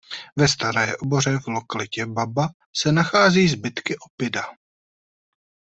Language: Czech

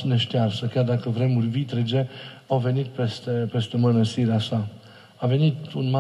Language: Romanian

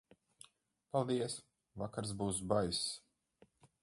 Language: Latvian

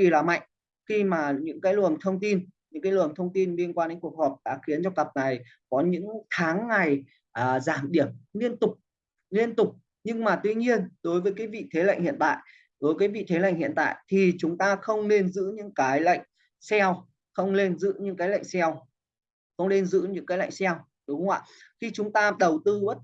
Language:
Vietnamese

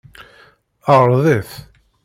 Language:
Kabyle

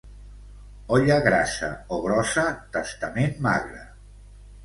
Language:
Catalan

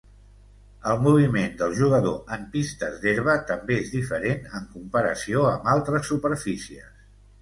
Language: Catalan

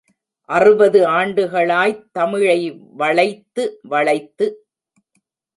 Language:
Tamil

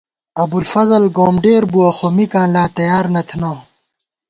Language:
Gawar-Bati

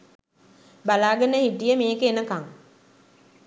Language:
Sinhala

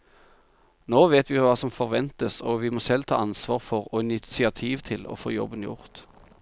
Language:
Norwegian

